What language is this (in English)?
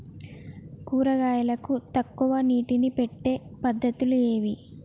Telugu